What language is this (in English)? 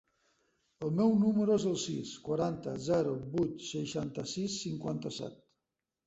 Catalan